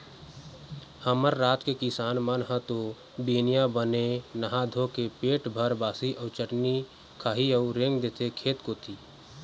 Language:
Chhattisgarhi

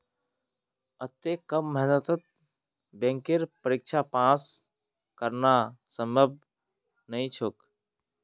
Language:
Magahi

